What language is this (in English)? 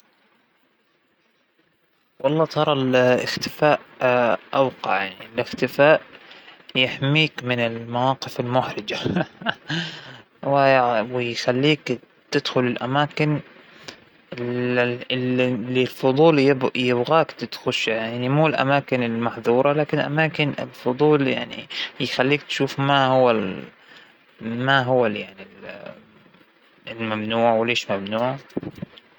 Hijazi Arabic